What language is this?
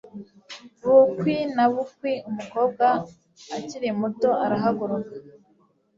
Kinyarwanda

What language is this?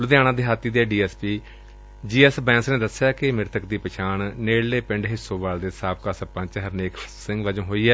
Punjabi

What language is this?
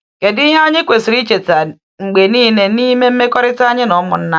Igbo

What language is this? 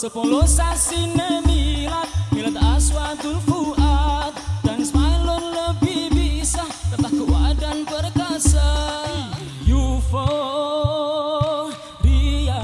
Indonesian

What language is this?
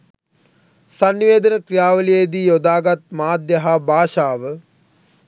Sinhala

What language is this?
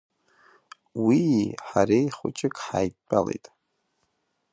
Abkhazian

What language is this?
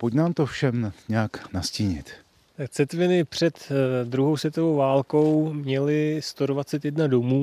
Czech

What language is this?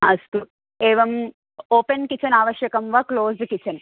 Sanskrit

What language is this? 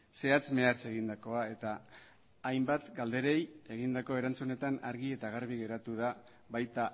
Basque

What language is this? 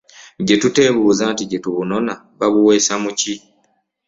Ganda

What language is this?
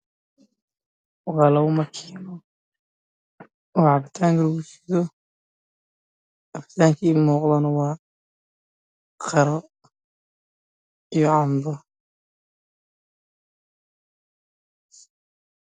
Somali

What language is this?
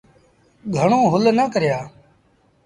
Sindhi Bhil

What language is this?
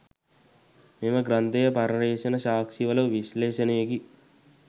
Sinhala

